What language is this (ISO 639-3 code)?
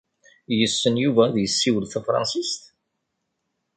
kab